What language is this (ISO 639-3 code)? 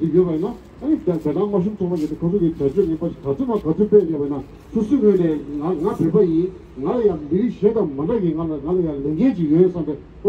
ron